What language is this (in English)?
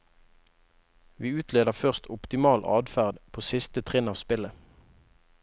Norwegian